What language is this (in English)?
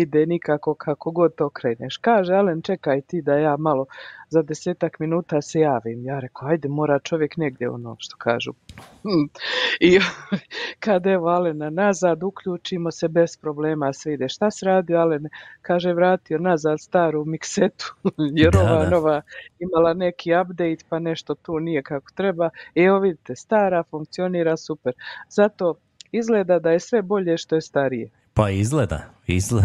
Croatian